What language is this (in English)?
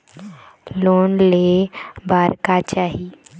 Chhattisgarhi